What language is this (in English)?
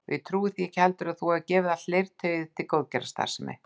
Icelandic